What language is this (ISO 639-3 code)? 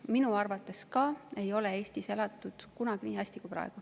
est